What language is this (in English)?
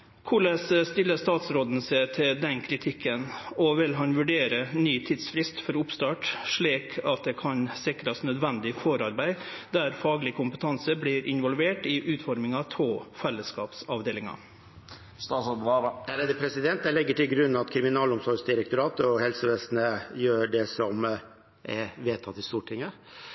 Norwegian